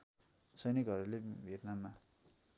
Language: Nepali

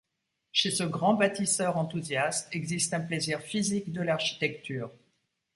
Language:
French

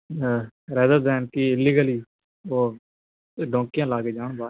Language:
Punjabi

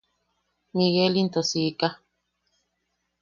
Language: Yaqui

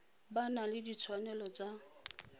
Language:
Tswana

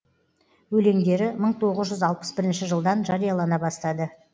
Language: Kazakh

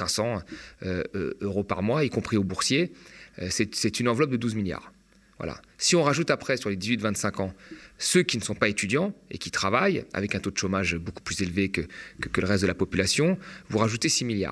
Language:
French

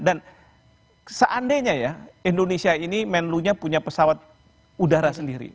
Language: Indonesian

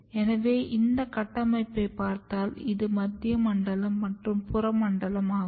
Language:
Tamil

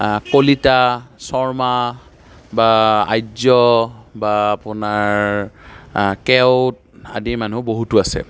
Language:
Assamese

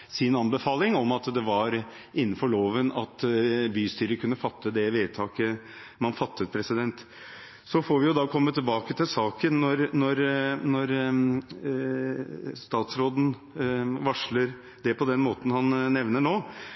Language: Norwegian Bokmål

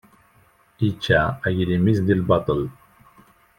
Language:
Kabyle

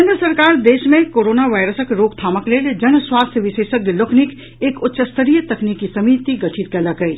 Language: Maithili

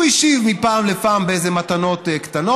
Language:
Hebrew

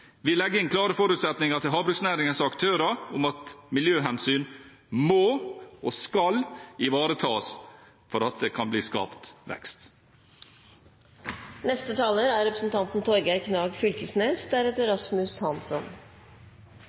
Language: Norwegian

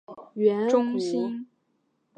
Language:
Chinese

